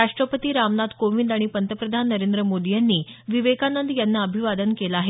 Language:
Marathi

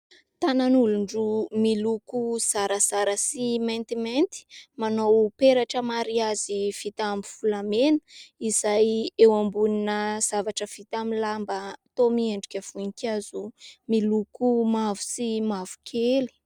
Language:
Malagasy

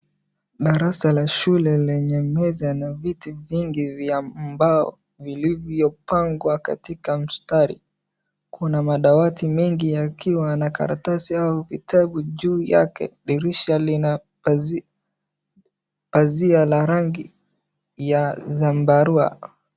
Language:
Swahili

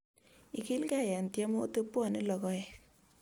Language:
Kalenjin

